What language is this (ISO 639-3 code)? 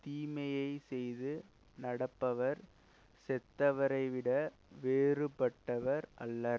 tam